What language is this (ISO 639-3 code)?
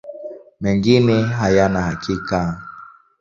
swa